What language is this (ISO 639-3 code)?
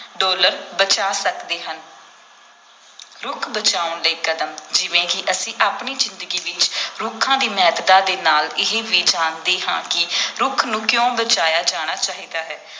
pan